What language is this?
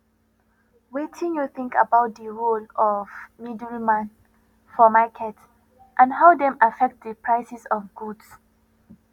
Nigerian Pidgin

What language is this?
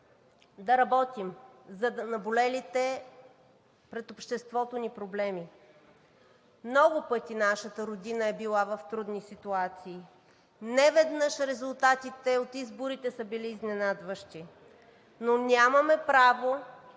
Bulgarian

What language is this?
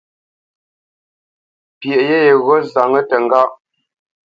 Bamenyam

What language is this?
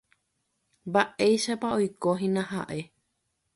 Guarani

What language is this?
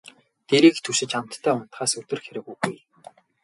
Mongolian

